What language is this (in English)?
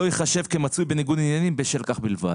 Hebrew